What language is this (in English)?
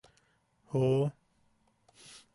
Yaqui